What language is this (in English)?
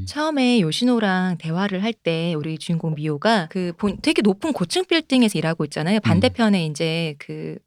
Korean